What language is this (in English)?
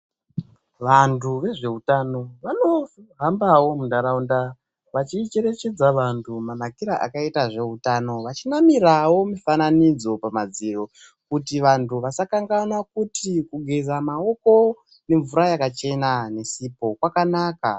Ndau